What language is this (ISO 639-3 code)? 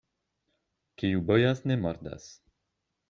epo